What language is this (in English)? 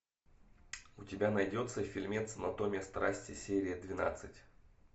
Russian